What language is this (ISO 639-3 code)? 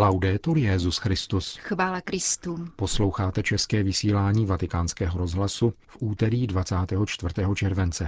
ces